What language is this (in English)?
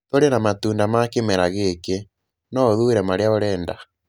Kikuyu